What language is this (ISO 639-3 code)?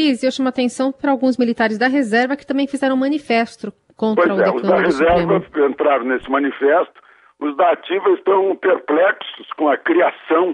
por